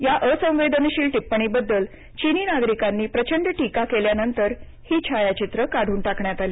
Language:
Marathi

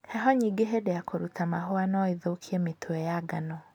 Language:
Kikuyu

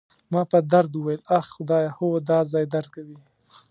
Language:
Pashto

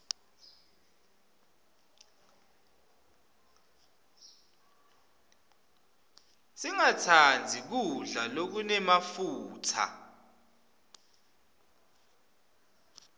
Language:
Swati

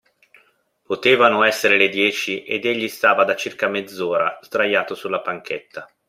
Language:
Italian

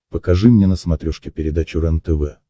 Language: Russian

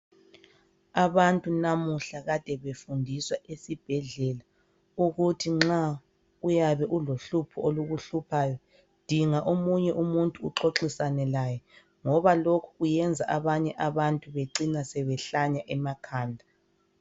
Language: North Ndebele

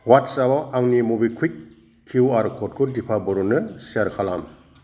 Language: Bodo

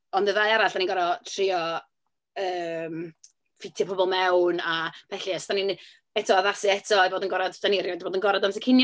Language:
Welsh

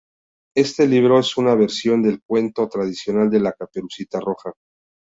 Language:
Spanish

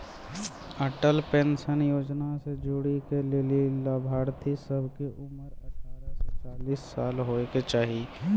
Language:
Maithili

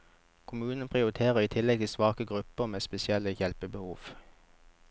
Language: Norwegian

